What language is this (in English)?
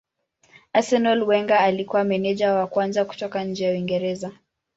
Swahili